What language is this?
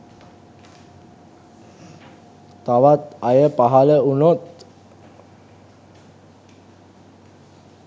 Sinhala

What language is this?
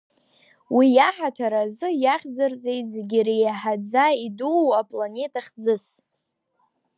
Abkhazian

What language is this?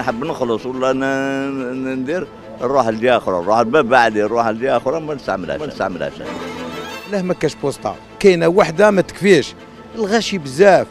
Arabic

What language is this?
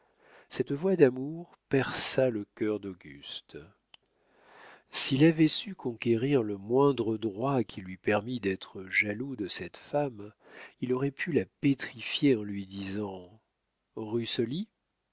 French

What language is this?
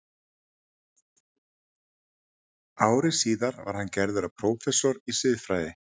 Icelandic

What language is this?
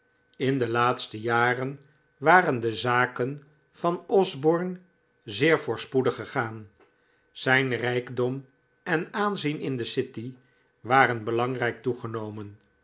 Dutch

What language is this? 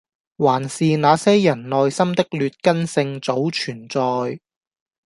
Cantonese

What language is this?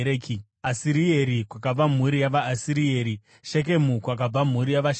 Shona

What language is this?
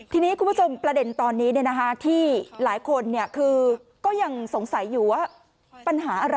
Thai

